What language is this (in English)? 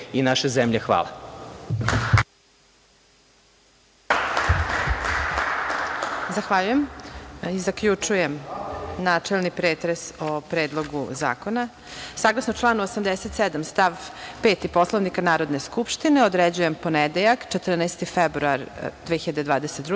Serbian